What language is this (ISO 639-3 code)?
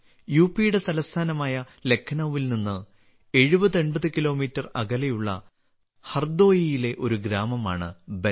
mal